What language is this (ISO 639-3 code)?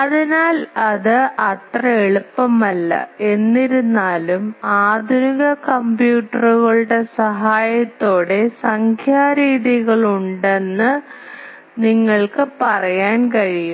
mal